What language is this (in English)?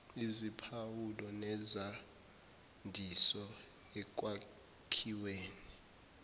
Zulu